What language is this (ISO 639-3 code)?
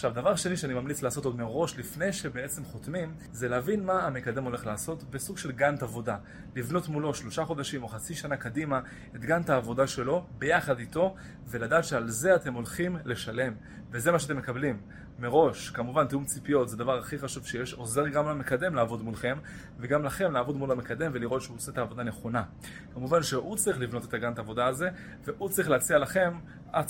heb